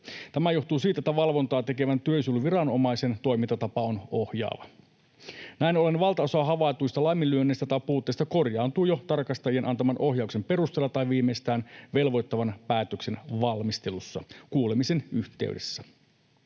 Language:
Finnish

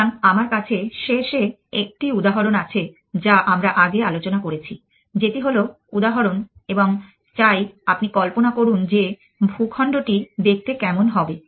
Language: Bangla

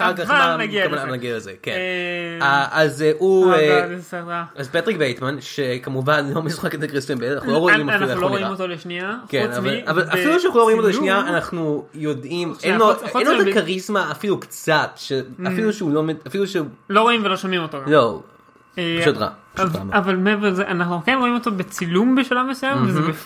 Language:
Hebrew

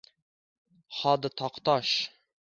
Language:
Uzbek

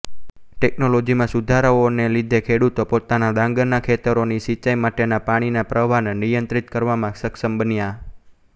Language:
Gujarati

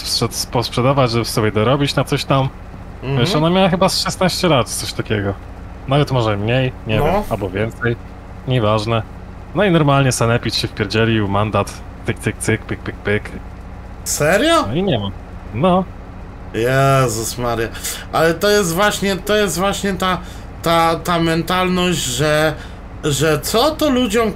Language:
Polish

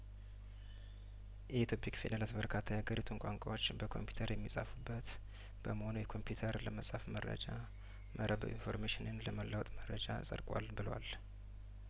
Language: Amharic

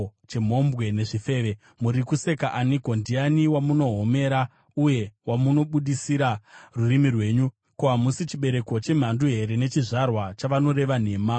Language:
Shona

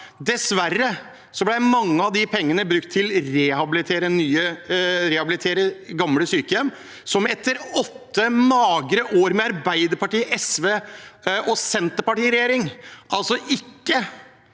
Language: Norwegian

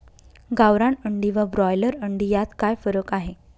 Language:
Marathi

